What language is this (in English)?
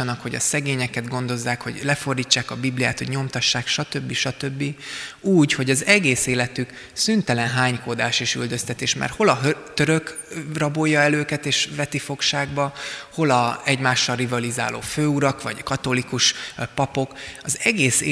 Hungarian